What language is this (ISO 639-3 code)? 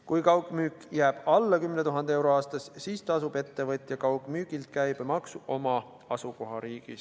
est